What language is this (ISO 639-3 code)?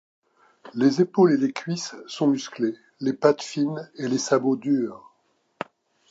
fra